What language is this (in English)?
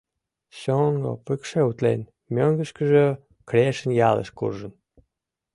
Mari